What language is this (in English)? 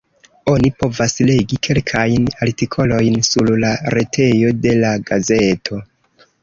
Esperanto